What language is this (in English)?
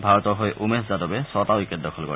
Assamese